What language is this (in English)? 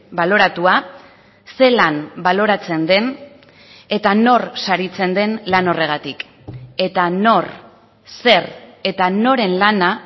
Basque